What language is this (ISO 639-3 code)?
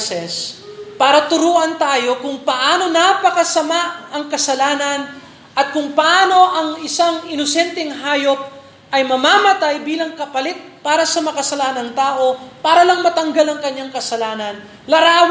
fil